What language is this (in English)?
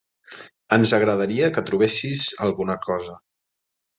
Catalan